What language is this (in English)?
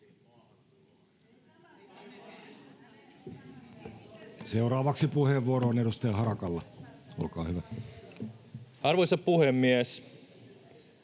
Finnish